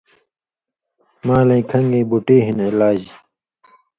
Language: Indus Kohistani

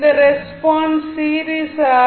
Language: Tamil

